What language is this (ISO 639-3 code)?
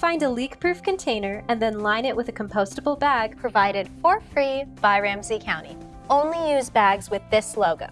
eng